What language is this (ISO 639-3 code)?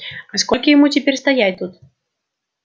rus